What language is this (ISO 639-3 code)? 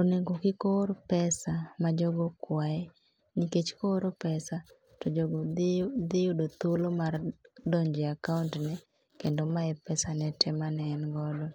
luo